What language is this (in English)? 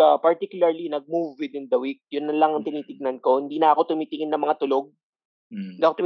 Filipino